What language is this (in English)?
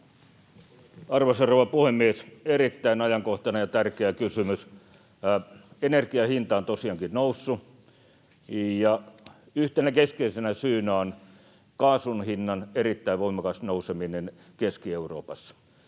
Finnish